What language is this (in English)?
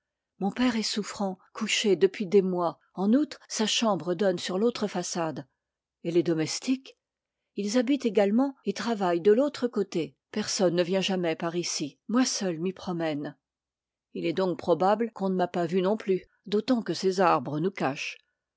French